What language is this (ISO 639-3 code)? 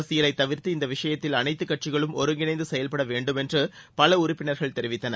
tam